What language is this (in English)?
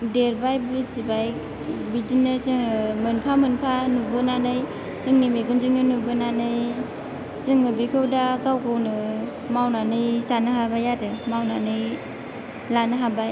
Bodo